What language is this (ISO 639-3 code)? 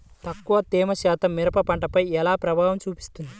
tel